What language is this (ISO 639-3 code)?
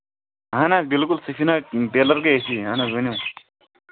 kas